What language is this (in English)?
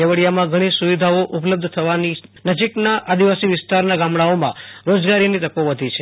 Gujarati